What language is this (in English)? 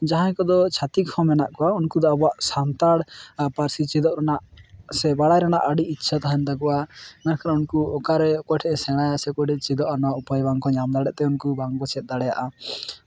Santali